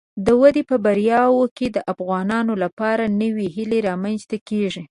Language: Pashto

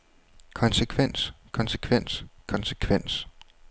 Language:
Danish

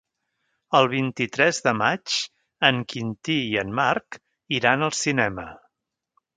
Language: Catalan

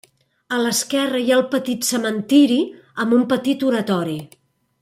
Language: Catalan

